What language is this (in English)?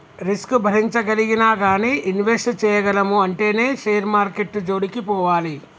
Telugu